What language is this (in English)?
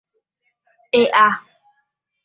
Guarani